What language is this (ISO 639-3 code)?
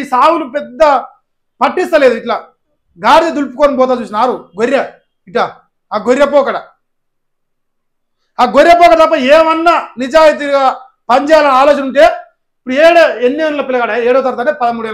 tel